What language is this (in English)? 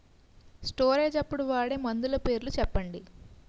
Telugu